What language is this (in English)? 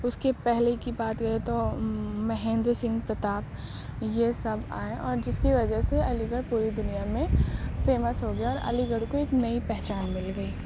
Urdu